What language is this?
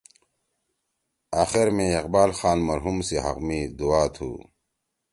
Torwali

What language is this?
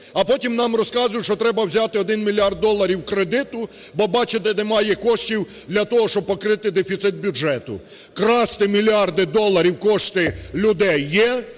Ukrainian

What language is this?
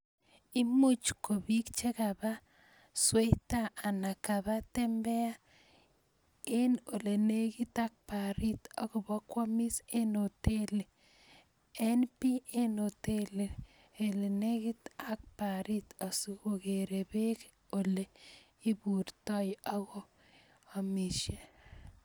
Kalenjin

